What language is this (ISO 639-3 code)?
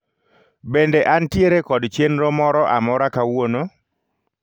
luo